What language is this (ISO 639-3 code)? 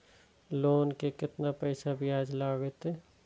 mai